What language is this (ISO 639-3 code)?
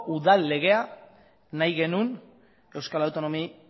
eus